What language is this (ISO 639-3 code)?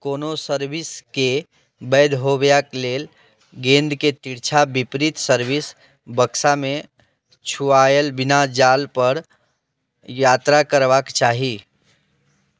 mai